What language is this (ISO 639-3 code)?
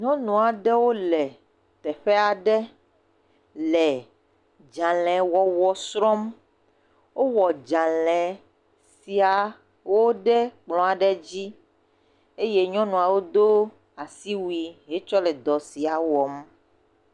ewe